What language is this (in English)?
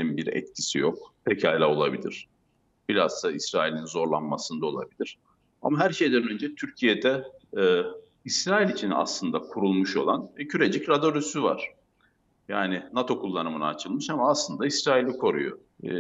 Turkish